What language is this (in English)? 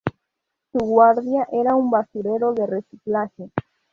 Spanish